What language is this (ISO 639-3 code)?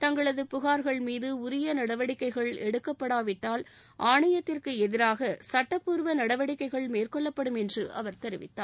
tam